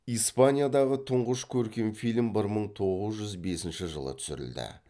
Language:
Kazakh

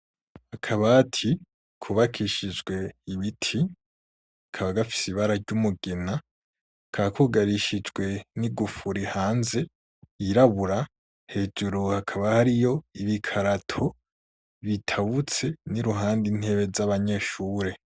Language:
Rundi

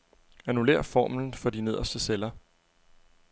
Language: Danish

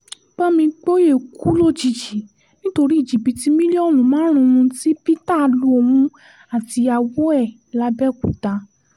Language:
Yoruba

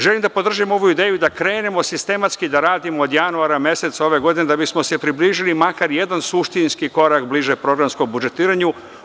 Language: Serbian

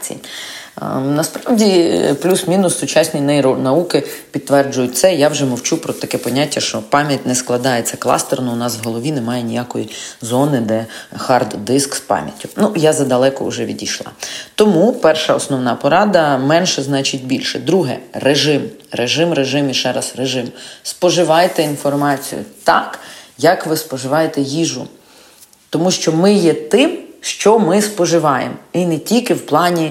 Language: Ukrainian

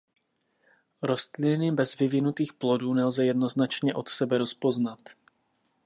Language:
Czech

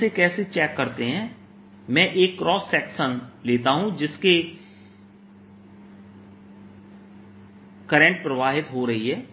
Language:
Hindi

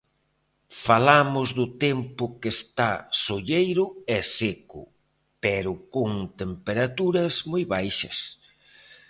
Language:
Galician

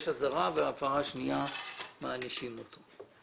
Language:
Hebrew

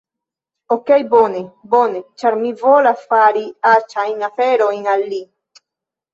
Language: Esperanto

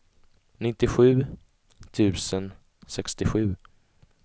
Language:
Swedish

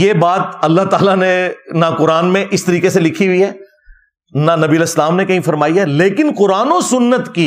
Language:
Urdu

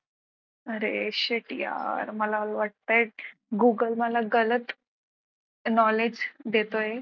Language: Marathi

